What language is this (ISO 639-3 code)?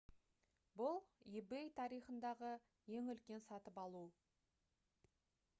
kaz